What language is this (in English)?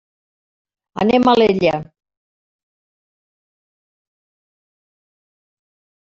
Catalan